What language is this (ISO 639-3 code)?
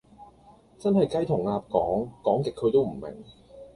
yue